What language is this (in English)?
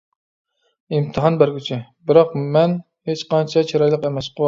Uyghur